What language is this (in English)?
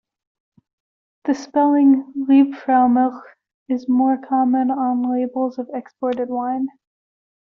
English